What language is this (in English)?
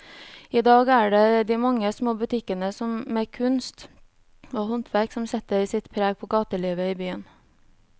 Norwegian